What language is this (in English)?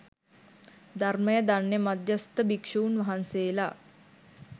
Sinhala